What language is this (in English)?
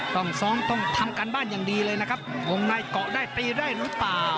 Thai